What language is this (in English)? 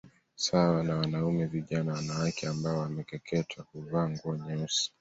Swahili